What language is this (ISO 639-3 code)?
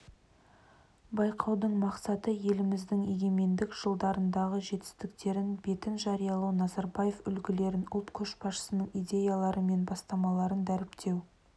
kaz